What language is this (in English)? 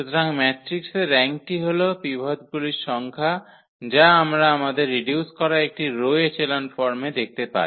Bangla